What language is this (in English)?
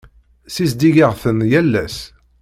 Kabyle